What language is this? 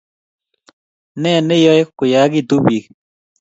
Kalenjin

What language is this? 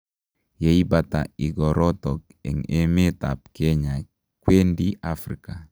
Kalenjin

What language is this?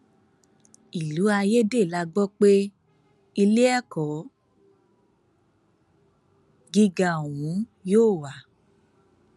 Yoruba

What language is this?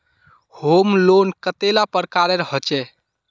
Magahi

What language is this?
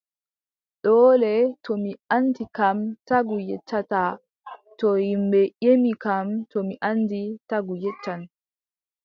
Adamawa Fulfulde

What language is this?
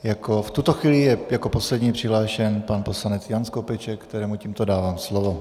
Czech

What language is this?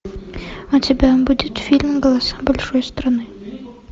Russian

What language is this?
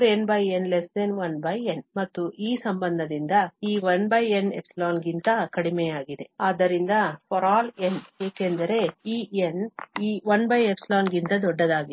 Kannada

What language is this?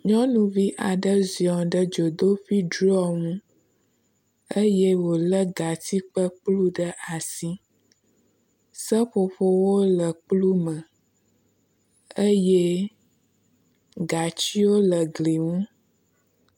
Ewe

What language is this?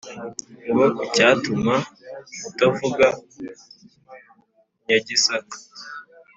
Kinyarwanda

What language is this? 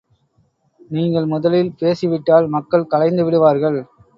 Tamil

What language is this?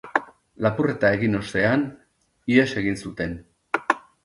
Basque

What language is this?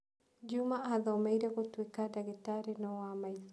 Kikuyu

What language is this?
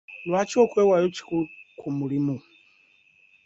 Ganda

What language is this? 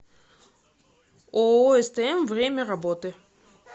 Russian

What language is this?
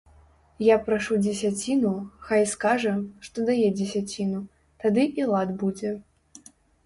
Belarusian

